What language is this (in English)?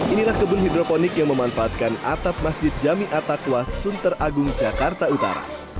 Indonesian